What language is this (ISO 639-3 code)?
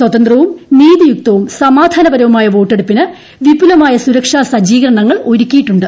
mal